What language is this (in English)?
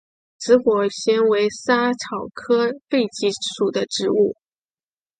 Chinese